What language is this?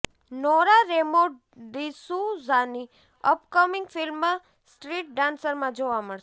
Gujarati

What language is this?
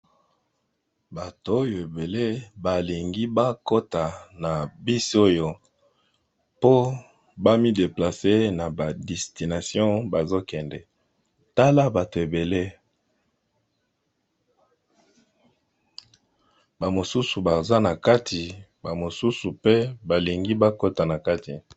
Lingala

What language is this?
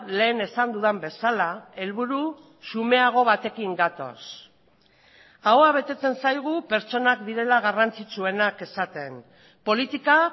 Basque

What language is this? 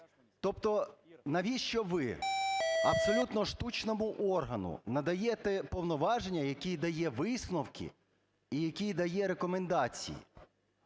Ukrainian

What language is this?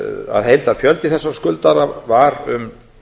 Icelandic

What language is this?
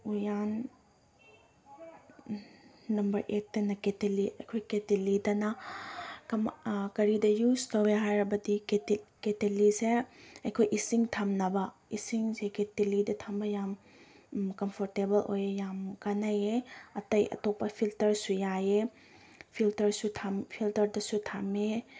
Manipuri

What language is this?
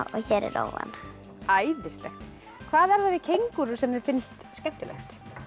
Icelandic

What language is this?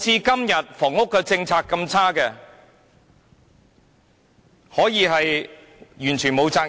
Cantonese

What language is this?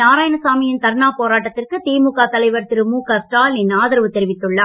Tamil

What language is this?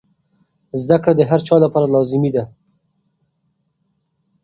Pashto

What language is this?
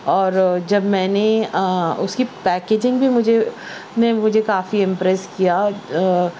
Urdu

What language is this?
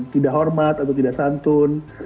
Indonesian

